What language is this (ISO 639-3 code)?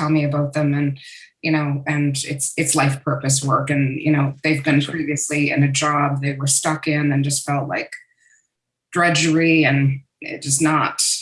eng